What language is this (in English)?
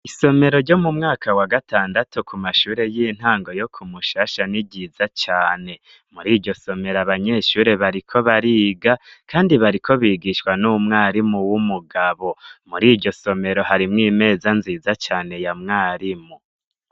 Rundi